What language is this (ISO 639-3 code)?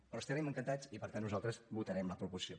cat